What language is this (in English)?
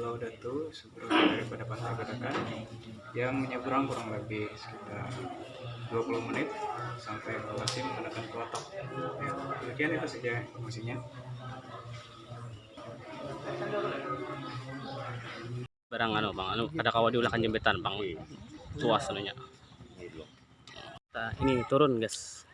Indonesian